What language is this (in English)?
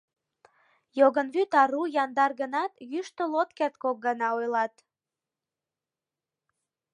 Mari